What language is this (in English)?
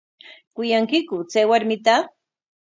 Corongo Ancash Quechua